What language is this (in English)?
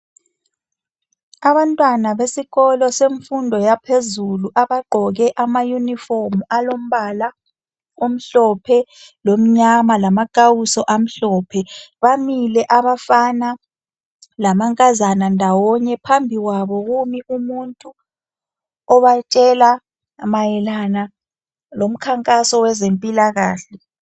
North Ndebele